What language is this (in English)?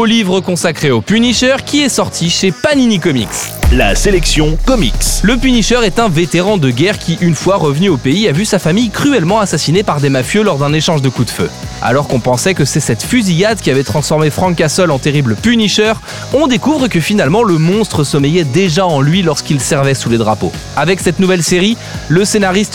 French